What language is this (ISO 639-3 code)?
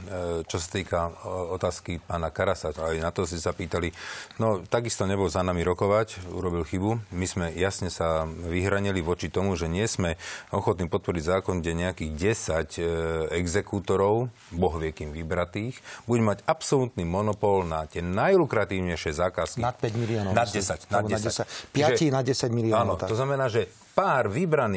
slk